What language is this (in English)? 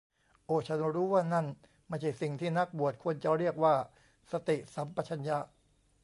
Thai